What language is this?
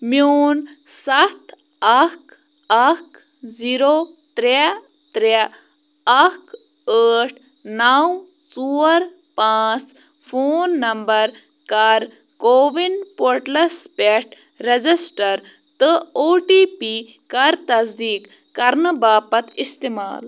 Kashmiri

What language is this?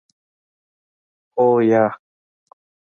Pashto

